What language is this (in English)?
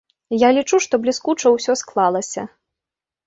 Belarusian